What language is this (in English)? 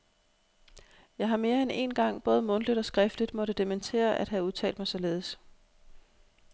Danish